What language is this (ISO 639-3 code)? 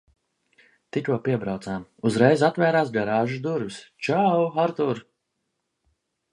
lav